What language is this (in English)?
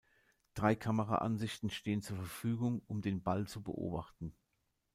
German